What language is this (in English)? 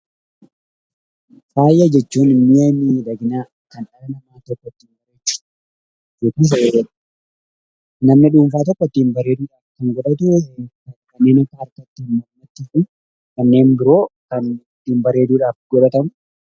Oromo